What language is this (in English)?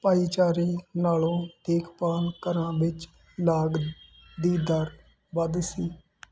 Punjabi